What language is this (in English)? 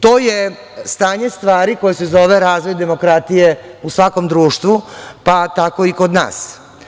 Serbian